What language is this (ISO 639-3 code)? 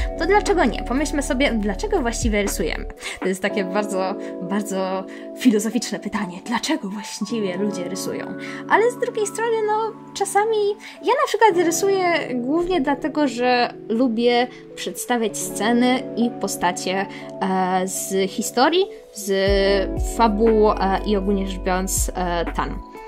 pol